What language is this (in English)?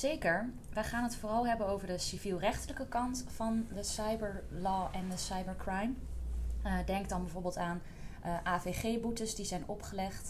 Dutch